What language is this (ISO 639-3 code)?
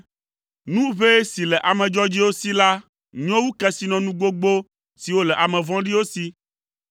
ewe